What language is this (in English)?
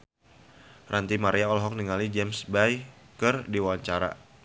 Sundanese